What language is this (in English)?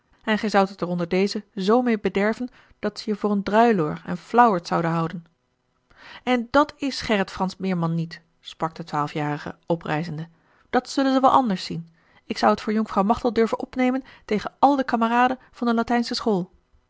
Dutch